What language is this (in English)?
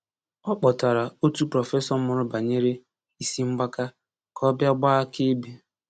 Igbo